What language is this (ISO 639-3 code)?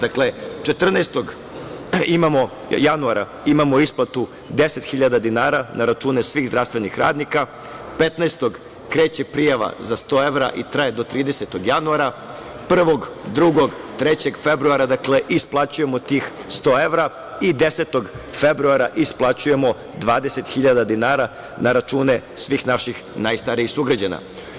srp